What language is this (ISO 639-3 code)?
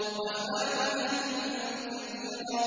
ara